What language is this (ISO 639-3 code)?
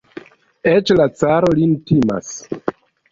epo